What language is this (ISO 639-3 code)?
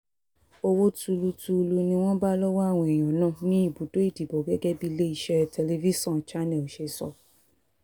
yor